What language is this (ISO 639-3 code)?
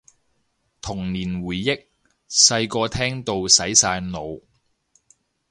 yue